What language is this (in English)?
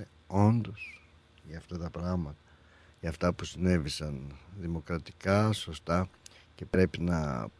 Greek